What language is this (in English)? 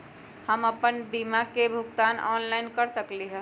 Magahi